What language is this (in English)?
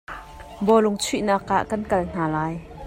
Hakha Chin